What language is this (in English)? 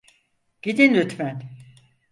Turkish